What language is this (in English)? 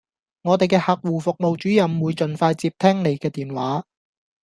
Cantonese